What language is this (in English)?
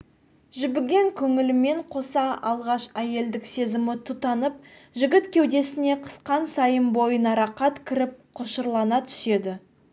Kazakh